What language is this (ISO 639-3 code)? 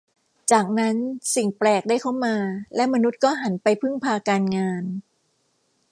tha